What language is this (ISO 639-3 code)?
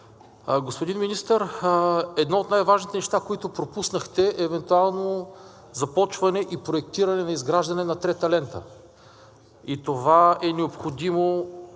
bul